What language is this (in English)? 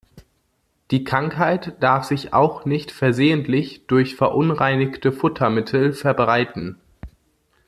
German